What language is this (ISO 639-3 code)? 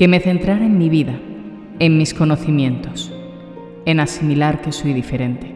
spa